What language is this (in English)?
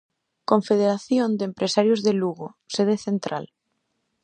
Galician